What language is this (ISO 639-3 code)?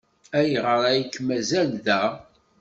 kab